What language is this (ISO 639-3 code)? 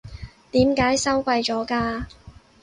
yue